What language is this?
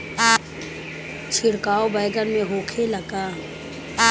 Bhojpuri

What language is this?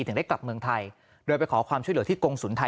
Thai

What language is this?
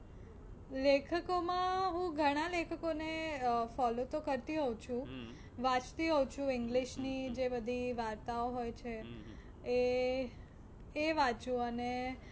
Gujarati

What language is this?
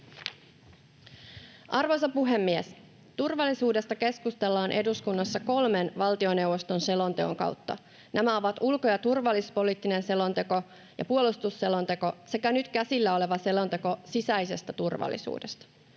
Finnish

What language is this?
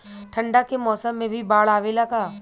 Bhojpuri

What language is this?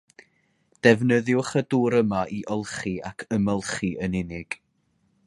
Welsh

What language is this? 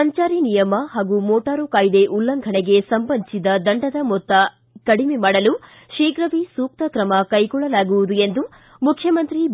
Kannada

